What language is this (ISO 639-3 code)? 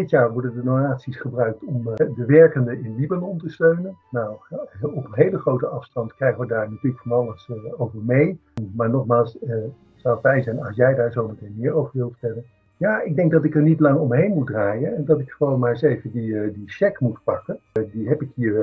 nld